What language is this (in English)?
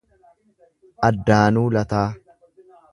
Oromo